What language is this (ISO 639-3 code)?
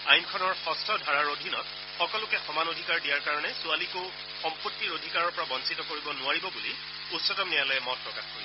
asm